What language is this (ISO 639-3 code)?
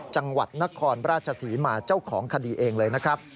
tha